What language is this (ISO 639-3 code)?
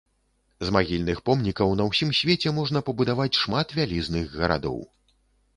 bel